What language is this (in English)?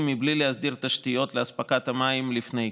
Hebrew